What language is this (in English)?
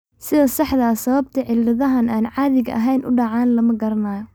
Somali